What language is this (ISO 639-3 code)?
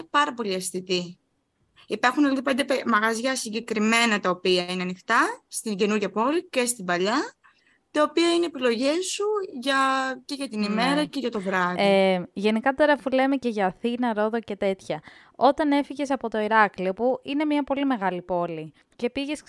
ell